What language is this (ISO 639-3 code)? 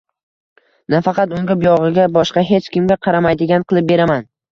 uzb